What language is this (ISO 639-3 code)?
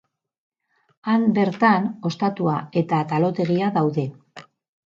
eus